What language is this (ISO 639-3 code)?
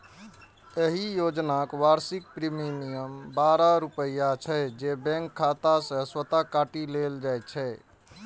mai